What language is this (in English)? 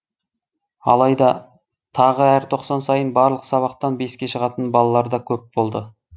Kazakh